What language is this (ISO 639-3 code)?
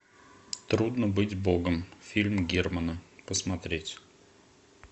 rus